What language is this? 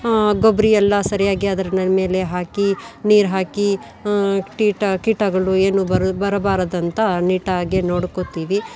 Kannada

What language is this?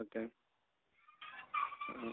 Malayalam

